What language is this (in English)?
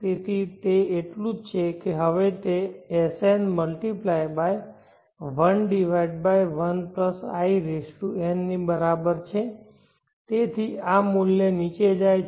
Gujarati